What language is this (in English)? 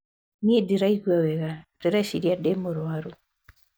Kikuyu